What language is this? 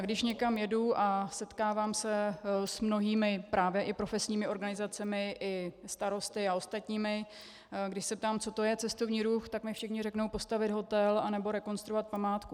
Czech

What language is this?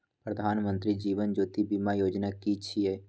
Maithili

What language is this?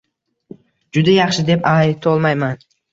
Uzbek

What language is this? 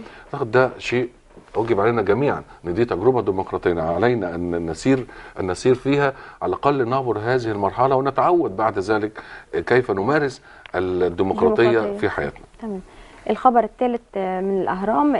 Arabic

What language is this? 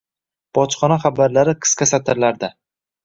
Uzbek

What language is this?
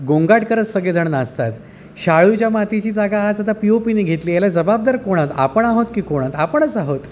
Marathi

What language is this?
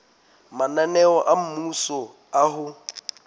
Southern Sotho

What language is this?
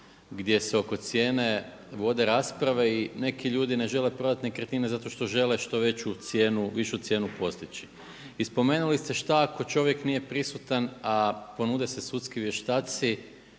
Croatian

